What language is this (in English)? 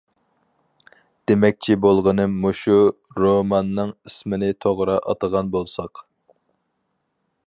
Uyghur